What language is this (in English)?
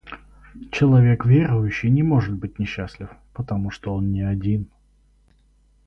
Russian